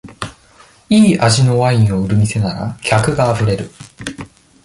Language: Japanese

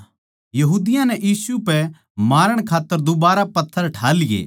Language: Haryanvi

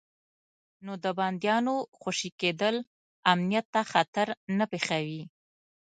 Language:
Pashto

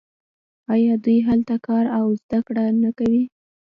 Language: Pashto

